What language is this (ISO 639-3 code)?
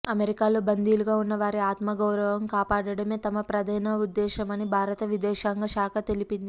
tel